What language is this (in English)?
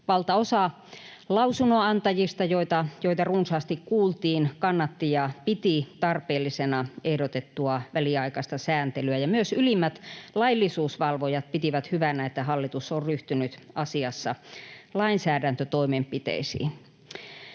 Finnish